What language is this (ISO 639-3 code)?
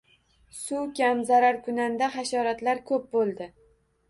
uzb